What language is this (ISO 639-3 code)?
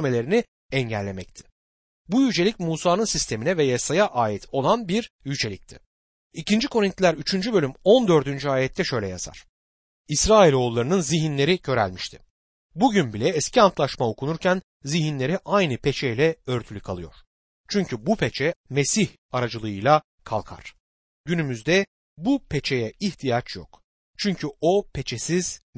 tur